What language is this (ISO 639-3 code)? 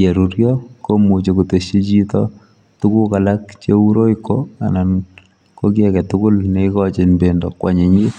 kln